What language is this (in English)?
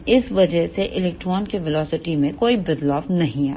Hindi